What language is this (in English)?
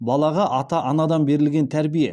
Kazakh